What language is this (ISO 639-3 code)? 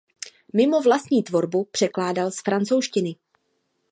ces